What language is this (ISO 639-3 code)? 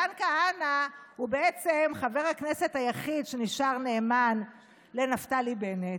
heb